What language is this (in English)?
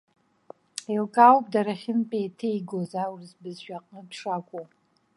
Abkhazian